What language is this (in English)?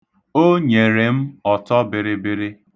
Igbo